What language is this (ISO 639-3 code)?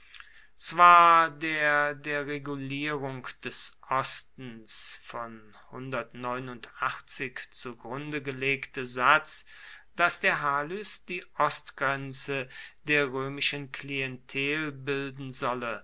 deu